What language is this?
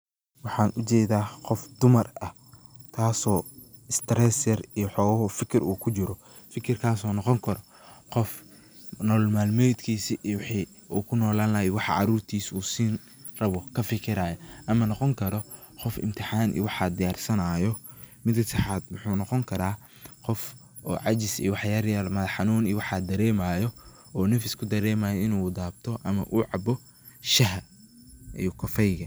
Somali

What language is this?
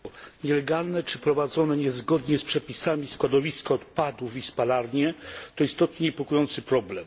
Polish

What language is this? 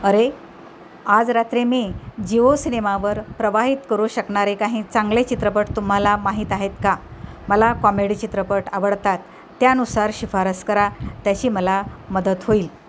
Marathi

